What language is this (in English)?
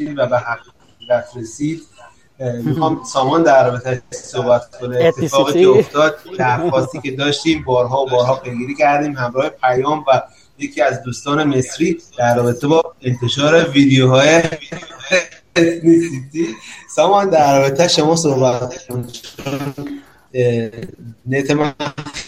Persian